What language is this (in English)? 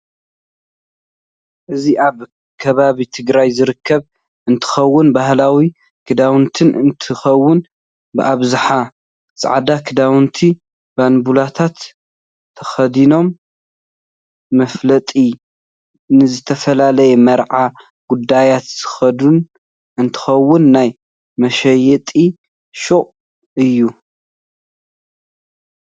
Tigrinya